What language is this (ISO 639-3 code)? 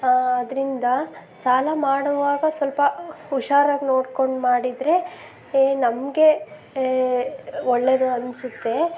kan